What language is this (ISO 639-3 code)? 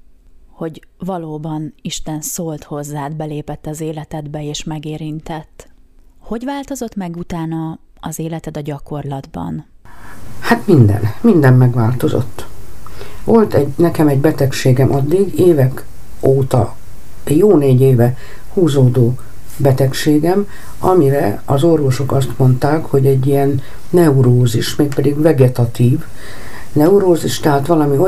hun